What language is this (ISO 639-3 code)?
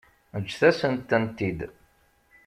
kab